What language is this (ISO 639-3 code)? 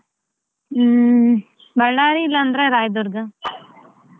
kan